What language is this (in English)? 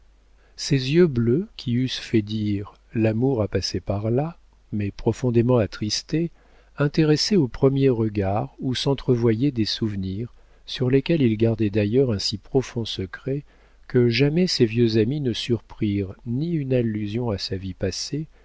French